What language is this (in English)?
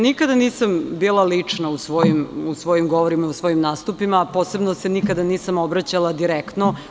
Serbian